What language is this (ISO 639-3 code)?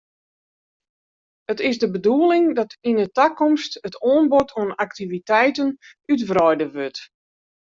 fry